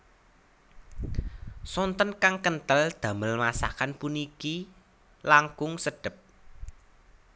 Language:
Javanese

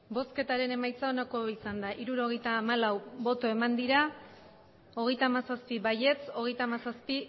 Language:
Basque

